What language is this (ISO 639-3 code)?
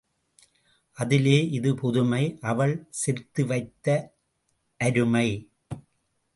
tam